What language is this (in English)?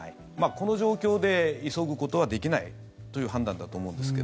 Japanese